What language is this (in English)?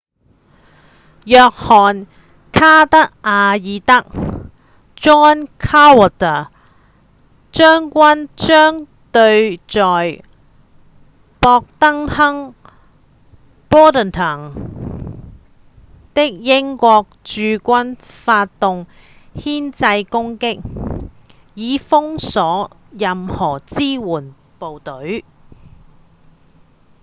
Cantonese